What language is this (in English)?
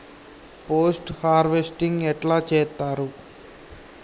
Telugu